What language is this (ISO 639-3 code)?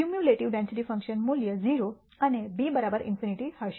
guj